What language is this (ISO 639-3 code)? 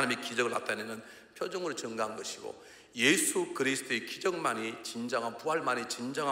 kor